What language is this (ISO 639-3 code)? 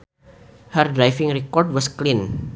sun